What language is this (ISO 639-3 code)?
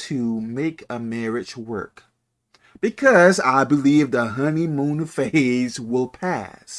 eng